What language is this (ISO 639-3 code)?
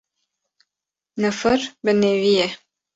kur